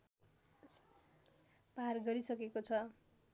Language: Nepali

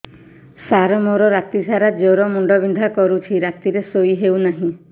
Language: Odia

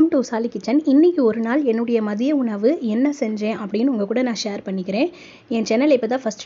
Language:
Arabic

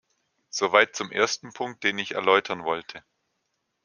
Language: German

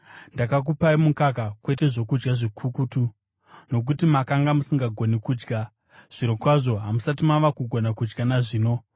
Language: Shona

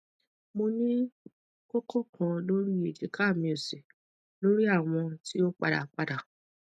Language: Yoruba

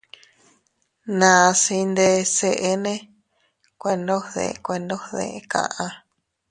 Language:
Teutila Cuicatec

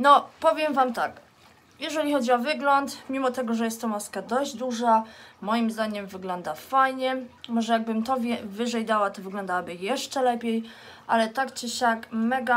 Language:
Polish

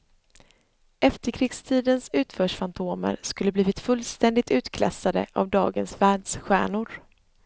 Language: Swedish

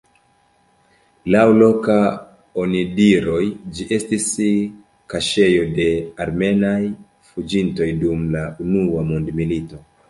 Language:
Esperanto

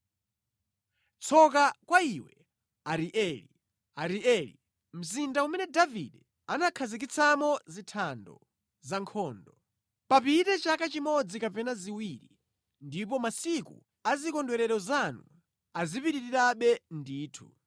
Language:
Nyanja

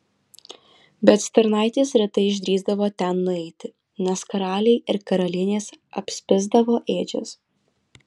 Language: Lithuanian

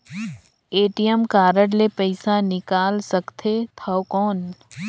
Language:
Chhattisgarhi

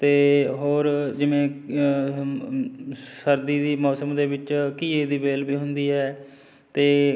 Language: Punjabi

